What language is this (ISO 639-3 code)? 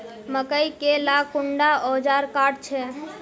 mag